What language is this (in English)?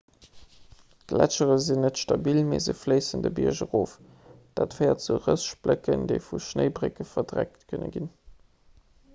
Luxembourgish